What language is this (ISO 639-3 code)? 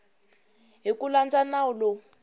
tso